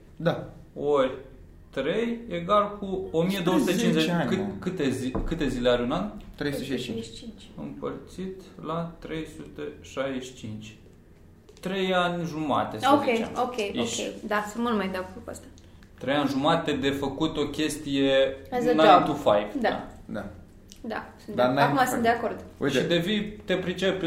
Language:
Romanian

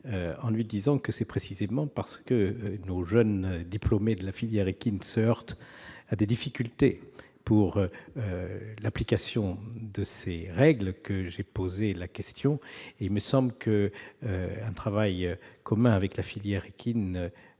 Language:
French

